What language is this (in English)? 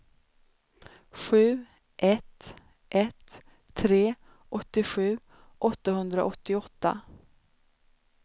Swedish